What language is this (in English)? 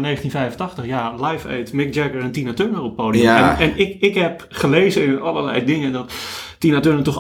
Dutch